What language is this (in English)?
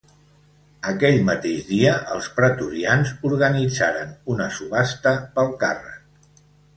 Catalan